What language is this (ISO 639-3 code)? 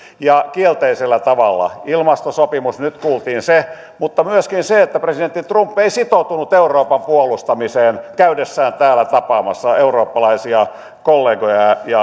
fin